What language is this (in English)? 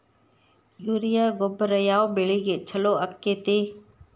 Kannada